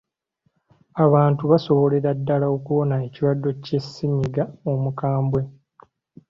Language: Ganda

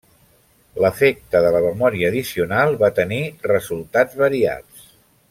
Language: Catalan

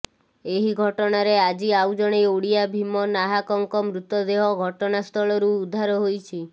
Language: Odia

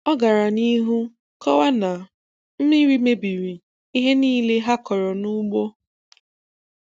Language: Igbo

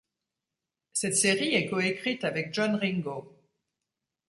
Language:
French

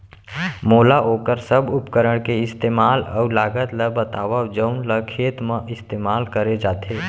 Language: Chhattisgarhi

